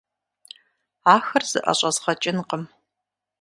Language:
Kabardian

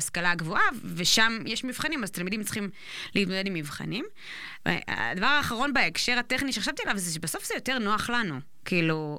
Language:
Hebrew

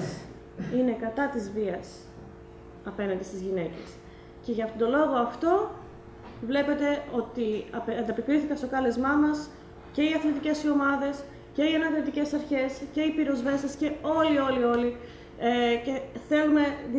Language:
Greek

